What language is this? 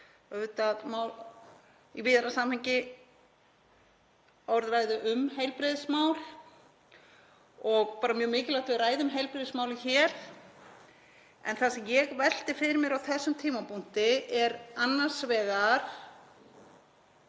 Icelandic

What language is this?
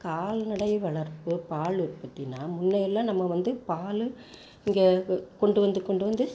Tamil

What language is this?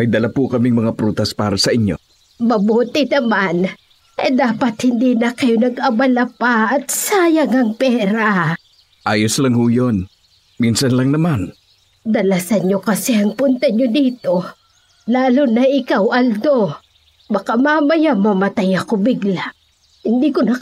Filipino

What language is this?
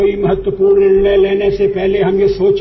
Telugu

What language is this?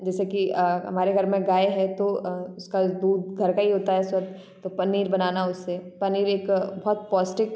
Hindi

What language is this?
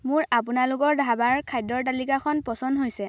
Assamese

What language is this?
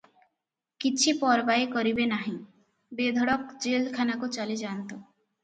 Odia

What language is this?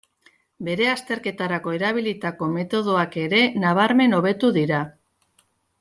Basque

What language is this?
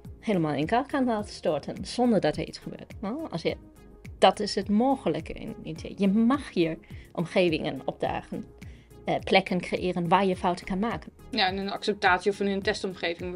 Dutch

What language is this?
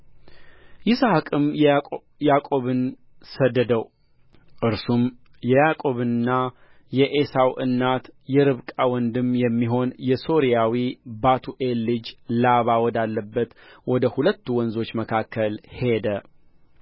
Amharic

